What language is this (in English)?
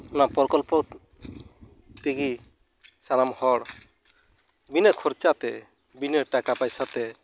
Santali